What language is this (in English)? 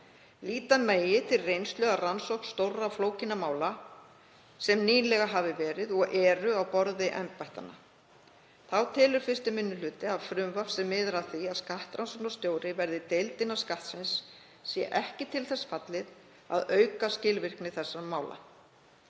Icelandic